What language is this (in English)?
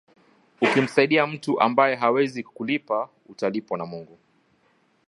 Swahili